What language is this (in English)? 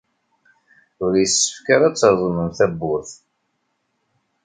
Kabyle